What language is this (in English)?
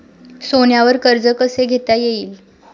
Marathi